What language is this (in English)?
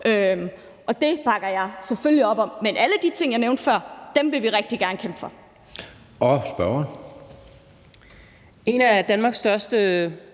Danish